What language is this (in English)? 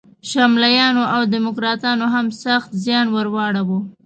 Pashto